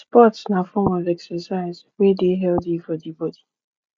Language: Nigerian Pidgin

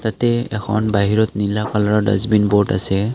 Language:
Assamese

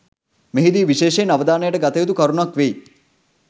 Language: Sinhala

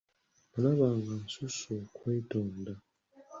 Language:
Ganda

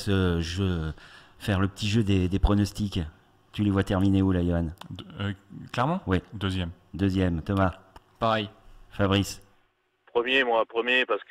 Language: French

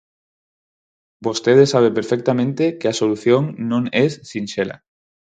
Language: Galician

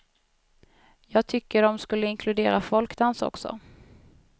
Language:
Swedish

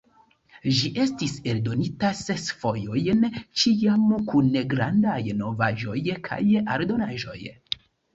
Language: Esperanto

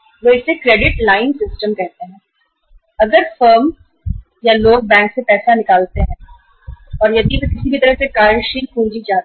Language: Hindi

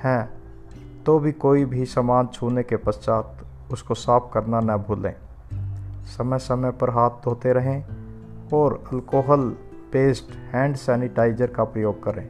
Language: Hindi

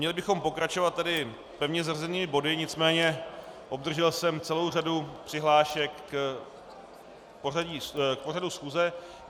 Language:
Czech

